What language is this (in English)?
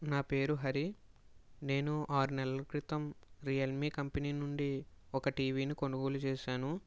Telugu